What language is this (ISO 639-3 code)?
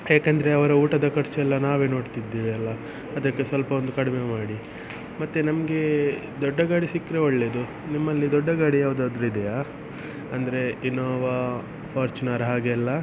kan